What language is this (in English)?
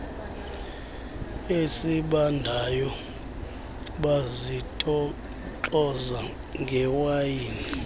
Xhosa